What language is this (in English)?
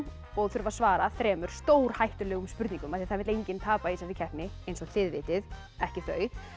Icelandic